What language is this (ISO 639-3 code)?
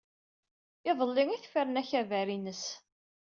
kab